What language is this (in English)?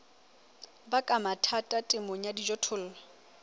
Southern Sotho